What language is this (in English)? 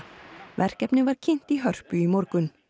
Icelandic